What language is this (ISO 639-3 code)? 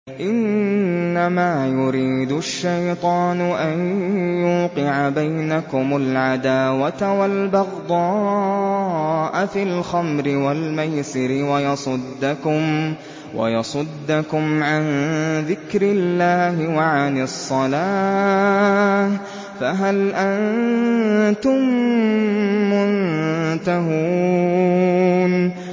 ara